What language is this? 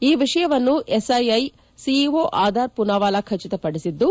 Kannada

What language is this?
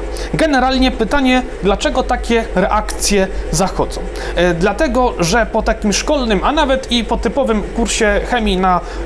Polish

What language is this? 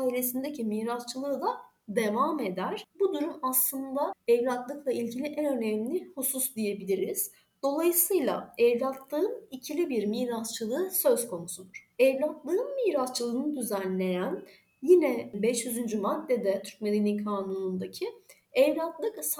Turkish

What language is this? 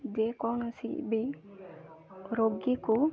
Odia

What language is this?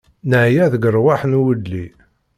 Kabyle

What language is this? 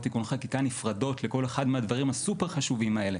Hebrew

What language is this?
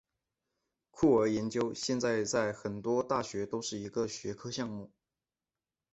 Chinese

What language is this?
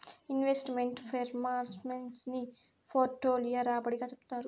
Telugu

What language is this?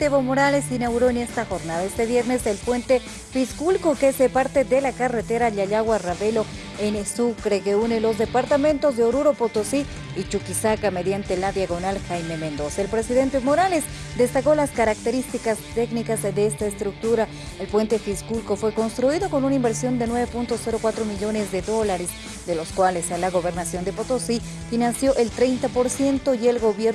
Spanish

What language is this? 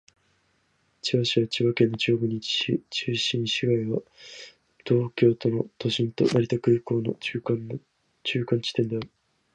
Japanese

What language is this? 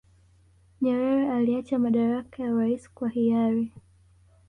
Swahili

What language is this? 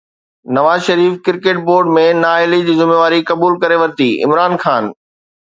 Sindhi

